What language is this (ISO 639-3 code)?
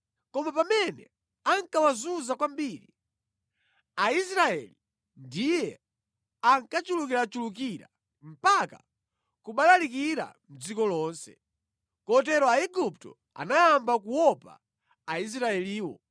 nya